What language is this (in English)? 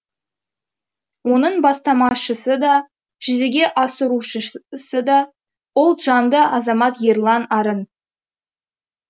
Kazakh